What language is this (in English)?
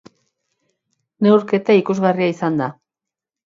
Basque